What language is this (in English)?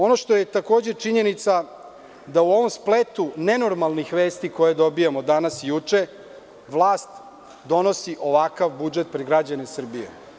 Serbian